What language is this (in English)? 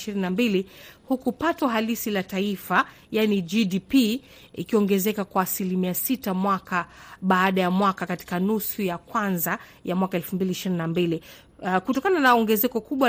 Swahili